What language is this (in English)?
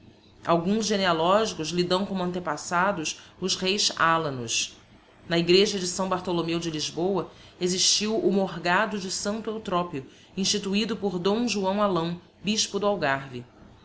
Portuguese